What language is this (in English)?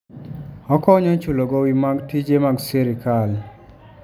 Luo (Kenya and Tanzania)